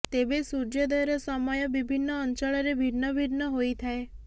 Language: Odia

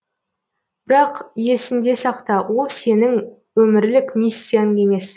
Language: Kazakh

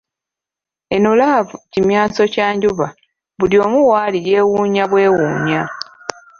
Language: Ganda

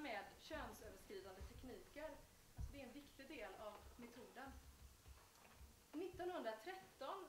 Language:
Swedish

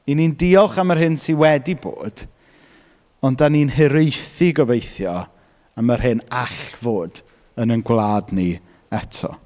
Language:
Welsh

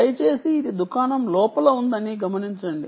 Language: Telugu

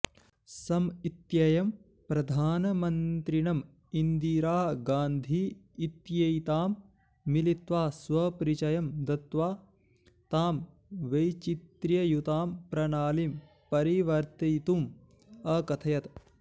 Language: Sanskrit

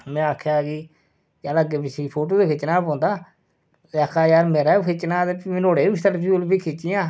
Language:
Dogri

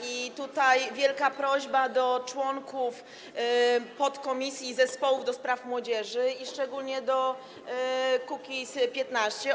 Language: Polish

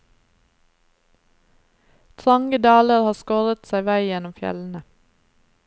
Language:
Norwegian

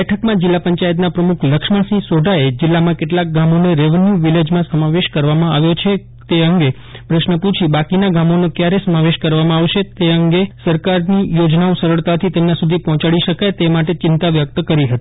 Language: Gujarati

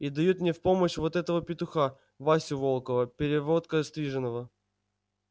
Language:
Russian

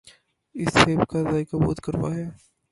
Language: Urdu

